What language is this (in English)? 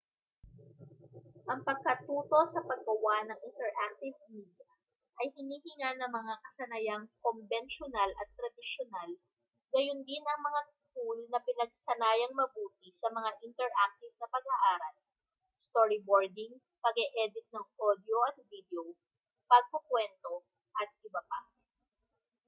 Filipino